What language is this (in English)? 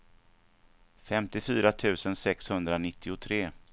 Swedish